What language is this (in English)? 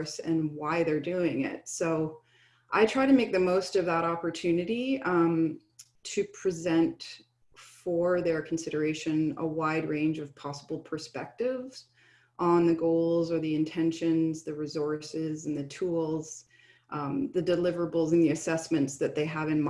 English